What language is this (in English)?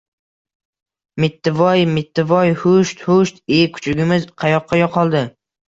Uzbek